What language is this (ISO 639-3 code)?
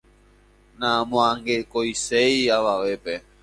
grn